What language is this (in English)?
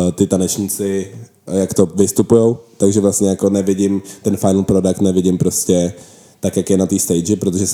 Czech